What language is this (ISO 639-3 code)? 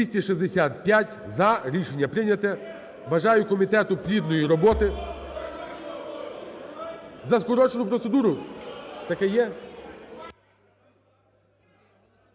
ukr